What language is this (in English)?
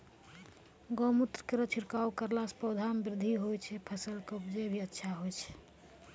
Maithili